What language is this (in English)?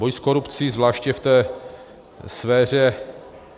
Czech